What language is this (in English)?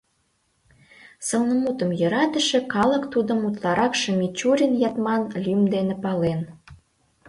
Mari